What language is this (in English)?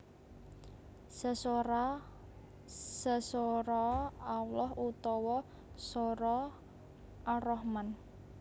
Javanese